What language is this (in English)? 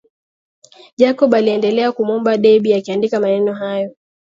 Swahili